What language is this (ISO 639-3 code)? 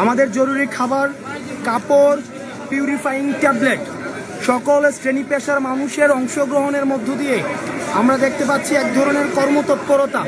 ben